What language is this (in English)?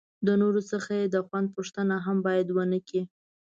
Pashto